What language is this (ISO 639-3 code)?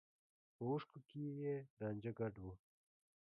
pus